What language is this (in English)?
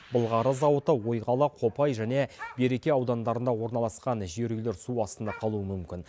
Kazakh